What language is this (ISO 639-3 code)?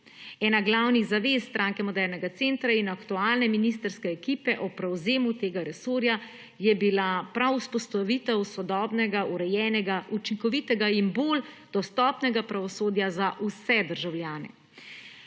slv